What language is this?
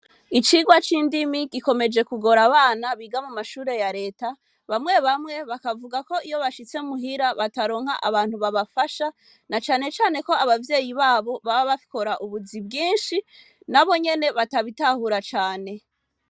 Rundi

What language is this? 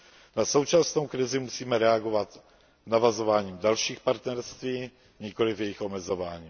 Czech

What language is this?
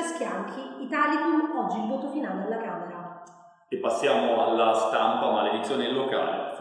Italian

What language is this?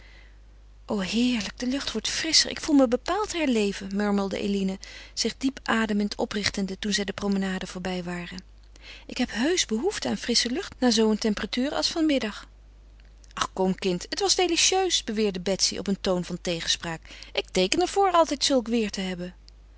Dutch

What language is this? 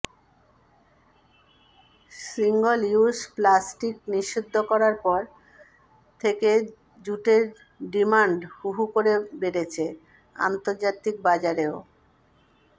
Bangla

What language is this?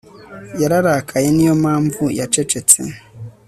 Kinyarwanda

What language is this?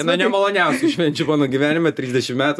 Lithuanian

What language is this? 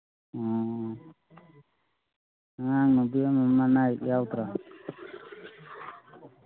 Manipuri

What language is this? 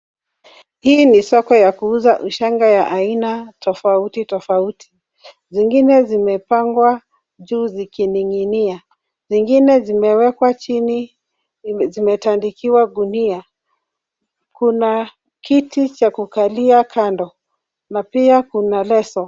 Swahili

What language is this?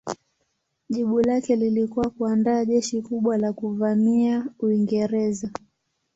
Swahili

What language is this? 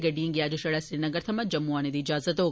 Dogri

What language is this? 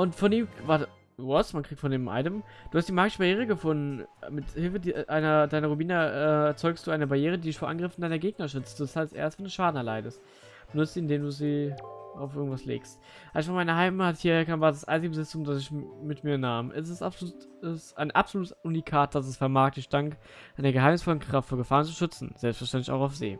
German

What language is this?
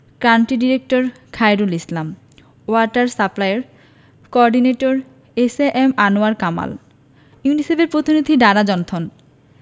Bangla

